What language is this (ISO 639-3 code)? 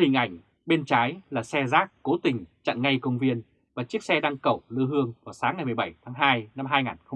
vie